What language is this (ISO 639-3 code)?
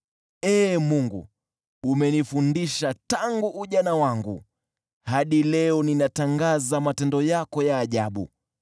swa